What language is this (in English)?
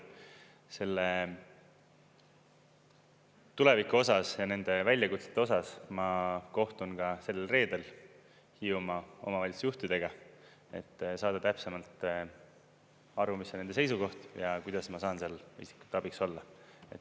Estonian